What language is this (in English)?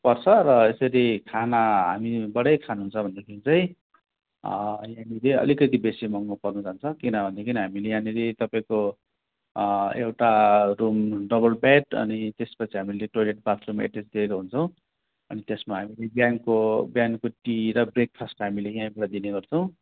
Nepali